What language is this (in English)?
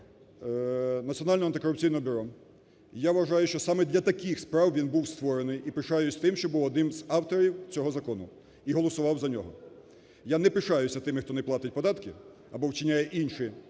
Ukrainian